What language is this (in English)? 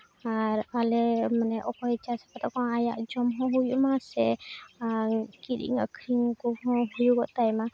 Santali